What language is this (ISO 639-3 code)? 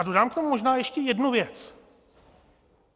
ces